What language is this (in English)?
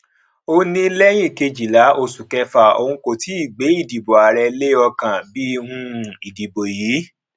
Yoruba